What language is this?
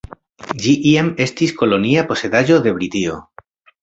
Esperanto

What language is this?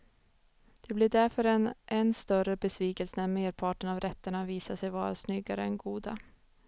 Swedish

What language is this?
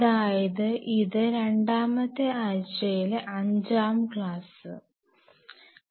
Malayalam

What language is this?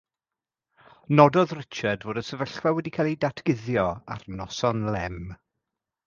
Welsh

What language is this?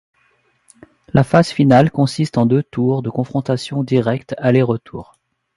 French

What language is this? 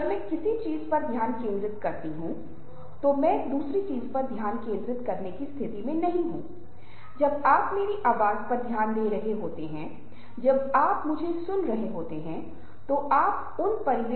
Hindi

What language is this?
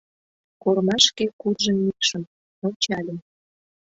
Mari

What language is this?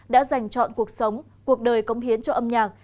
Vietnamese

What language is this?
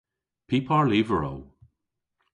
Cornish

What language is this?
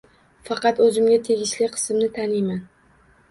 Uzbek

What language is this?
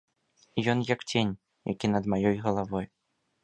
Belarusian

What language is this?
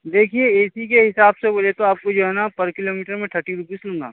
Urdu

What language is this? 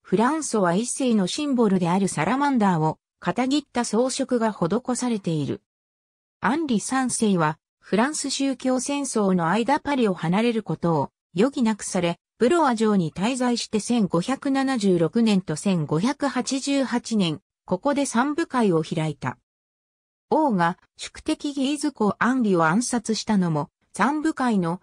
Japanese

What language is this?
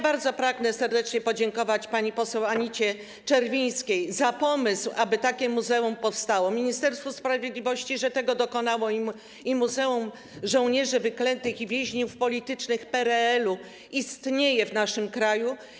Polish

